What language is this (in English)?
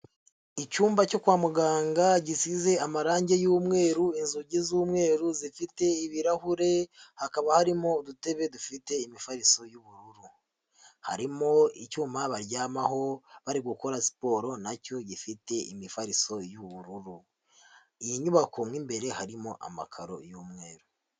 Kinyarwanda